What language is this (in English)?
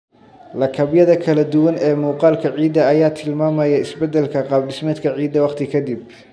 Somali